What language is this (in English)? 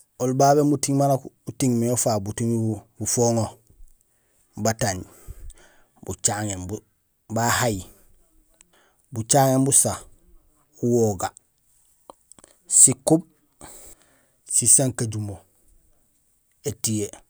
Gusilay